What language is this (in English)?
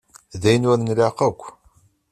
Kabyle